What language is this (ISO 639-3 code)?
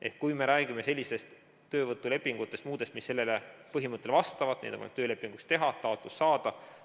est